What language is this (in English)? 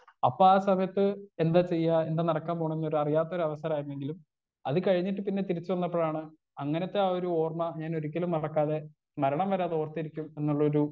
Malayalam